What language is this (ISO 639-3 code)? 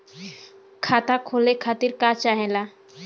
bho